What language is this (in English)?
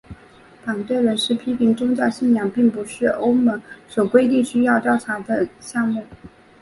Chinese